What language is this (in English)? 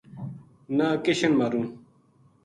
Gujari